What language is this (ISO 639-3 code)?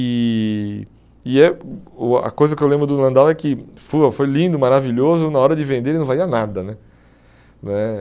por